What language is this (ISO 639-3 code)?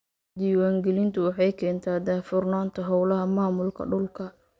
som